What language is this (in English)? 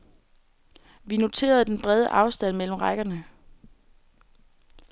Danish